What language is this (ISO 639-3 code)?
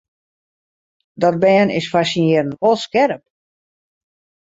fry